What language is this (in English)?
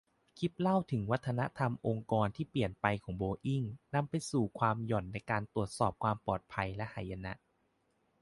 Thai